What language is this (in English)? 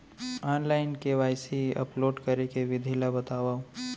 Chhattisgarhi